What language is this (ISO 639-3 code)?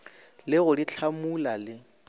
nso